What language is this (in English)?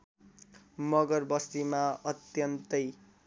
Nepali